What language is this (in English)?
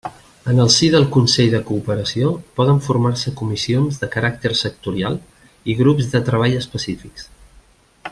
Catalan